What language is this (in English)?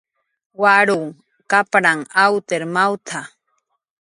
Jaqaru